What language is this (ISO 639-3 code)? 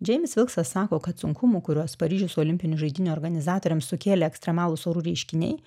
lit